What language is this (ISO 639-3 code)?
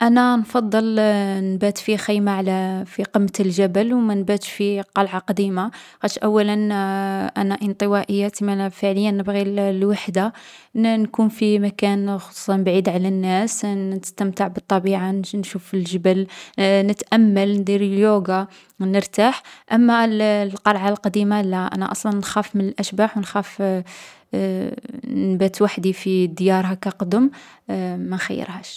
arq